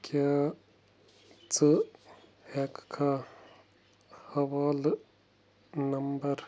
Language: Kashmiri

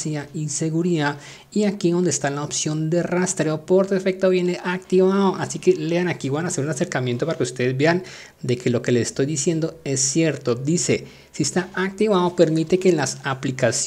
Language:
Spanish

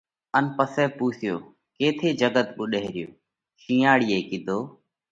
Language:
Parkari Koli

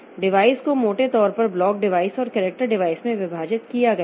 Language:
Hindi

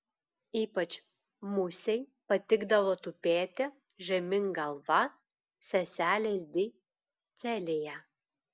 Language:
Lithuanian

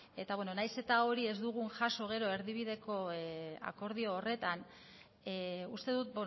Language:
Basque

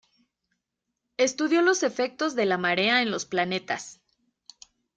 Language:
Spanish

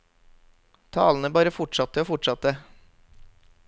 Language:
Norwegian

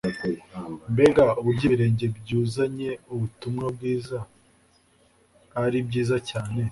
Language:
Kinyarwanda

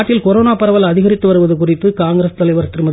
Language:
Tamil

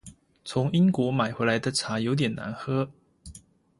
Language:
Chinese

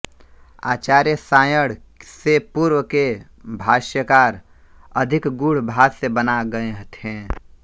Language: Hindi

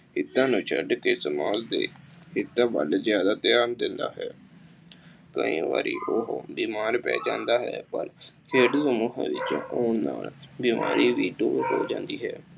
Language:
Punjabi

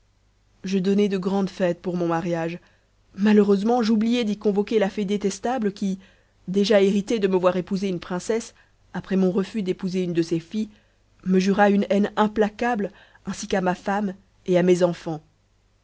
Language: French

